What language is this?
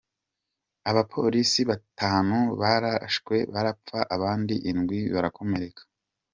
Kinyarwanda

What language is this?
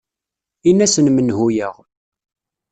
Kabyle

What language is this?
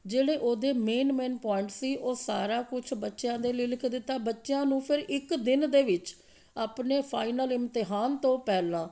Punjabi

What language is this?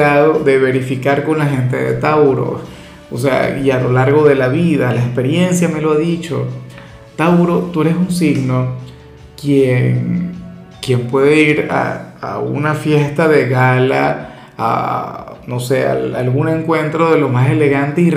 Spanish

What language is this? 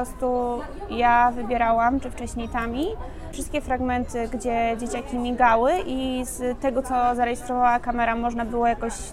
Polish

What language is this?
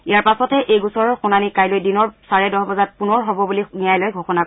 Assamese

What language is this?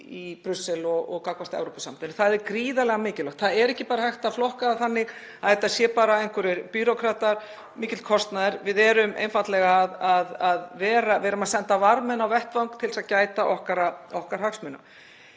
Icelandic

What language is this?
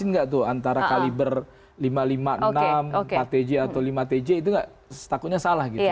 Indonesian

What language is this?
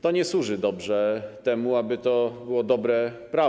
Polish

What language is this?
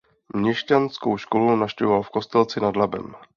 Czech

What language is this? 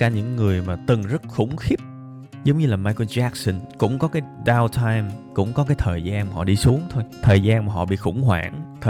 Vietnamese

